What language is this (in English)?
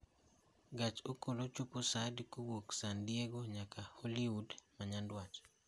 Luo (Kenya and Tanzania)